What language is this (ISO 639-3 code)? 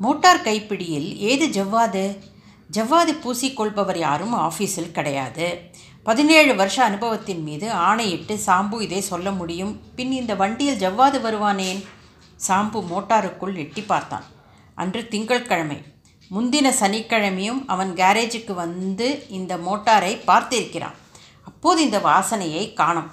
tam